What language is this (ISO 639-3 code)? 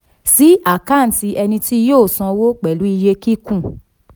yor